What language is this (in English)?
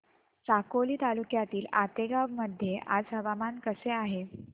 Marathi